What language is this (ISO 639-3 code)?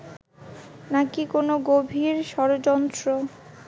ben